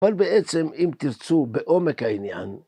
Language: Hebrew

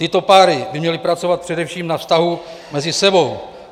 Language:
Czech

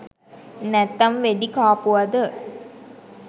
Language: Sinhala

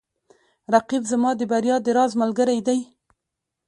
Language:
Pashto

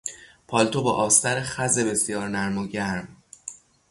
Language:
Persian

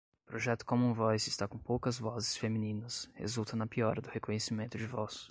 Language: Portuguese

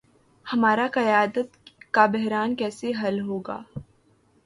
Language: Urdu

